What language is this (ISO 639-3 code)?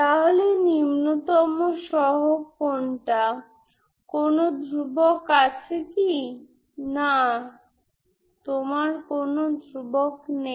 ben